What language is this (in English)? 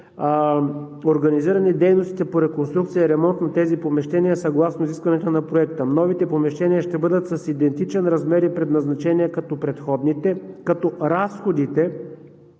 Bulgarian